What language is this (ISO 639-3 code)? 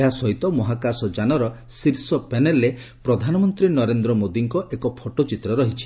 ori